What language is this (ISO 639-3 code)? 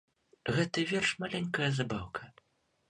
bel